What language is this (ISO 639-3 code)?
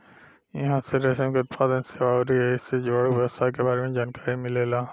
bho